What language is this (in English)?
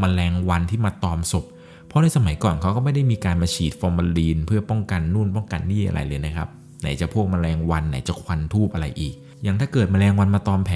Thai